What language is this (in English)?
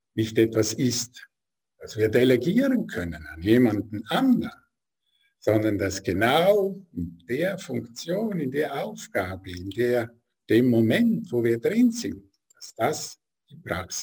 German